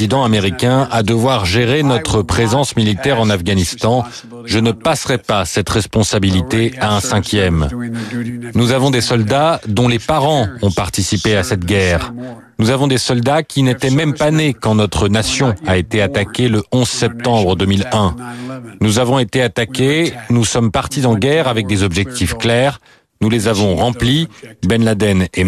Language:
French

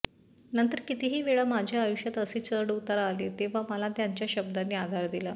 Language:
Marathi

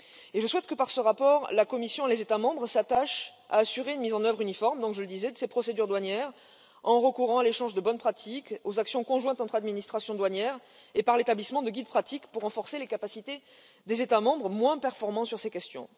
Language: French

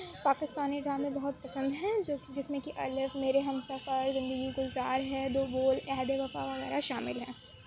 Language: Urdu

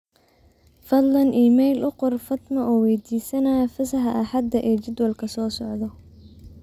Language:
Somali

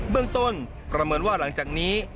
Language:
Thai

